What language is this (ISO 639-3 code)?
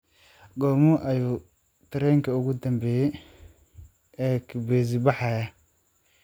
som